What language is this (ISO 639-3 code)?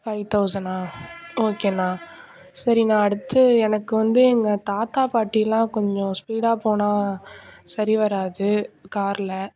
tam